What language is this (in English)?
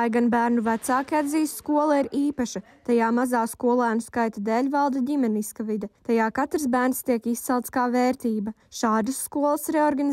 Latvian